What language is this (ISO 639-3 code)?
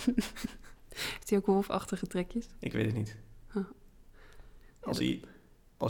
nld